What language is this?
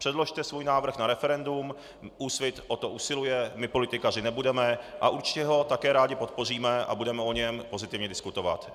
Czech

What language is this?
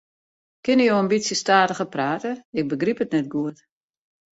Western Frisian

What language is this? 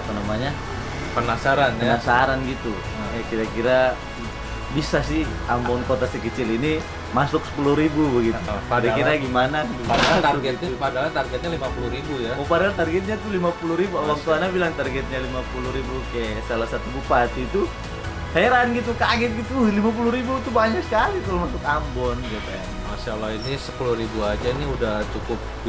Indonesian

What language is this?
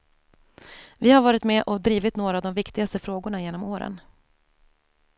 Swedish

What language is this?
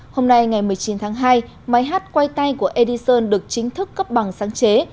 Vietnamese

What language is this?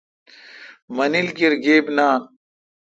Kalkoti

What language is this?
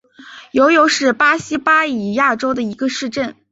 Chinese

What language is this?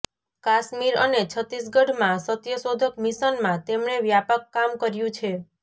Gujarati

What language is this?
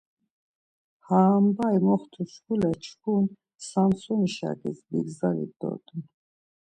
Laz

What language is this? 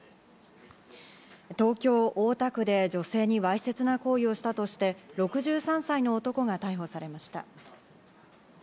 Japanese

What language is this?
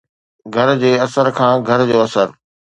Sindhi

